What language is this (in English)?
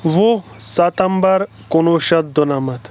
Kashmiri